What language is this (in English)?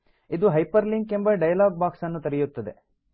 Kannada